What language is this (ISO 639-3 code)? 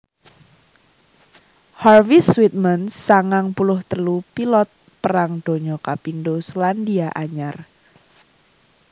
jav